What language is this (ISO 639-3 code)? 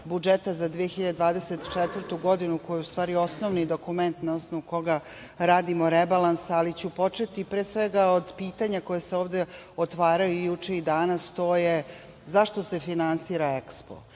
srp